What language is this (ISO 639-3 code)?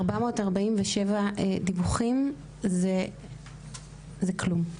heb